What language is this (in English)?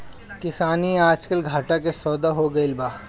Bhojpuri